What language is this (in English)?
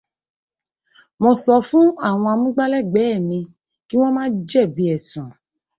Yoruba